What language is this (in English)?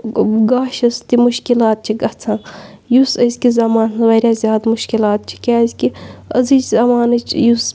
Kashmiri